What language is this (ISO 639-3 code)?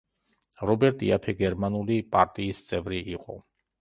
kat